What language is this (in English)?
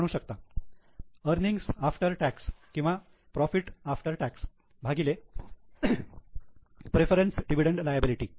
Marathi